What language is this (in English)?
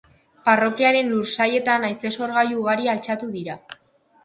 Basque